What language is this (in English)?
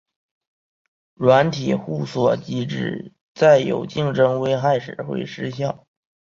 Chinese